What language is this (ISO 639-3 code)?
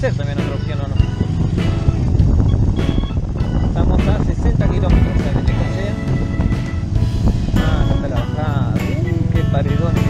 spa